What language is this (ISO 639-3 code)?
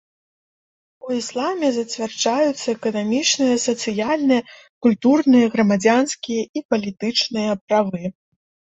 bel